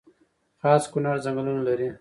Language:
Pashto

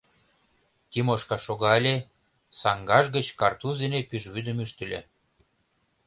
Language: Mari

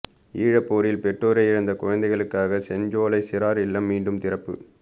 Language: Tamil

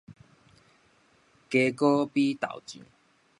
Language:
Min Nan Chinese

